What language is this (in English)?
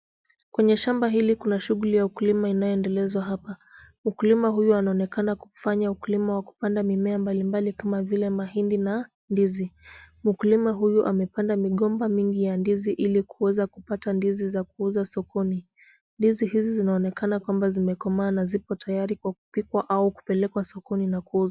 Swahili